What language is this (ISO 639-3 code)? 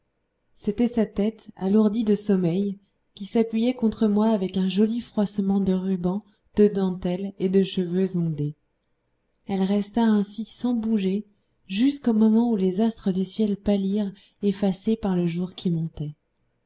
fra